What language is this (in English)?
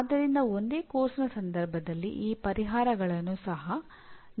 Kannada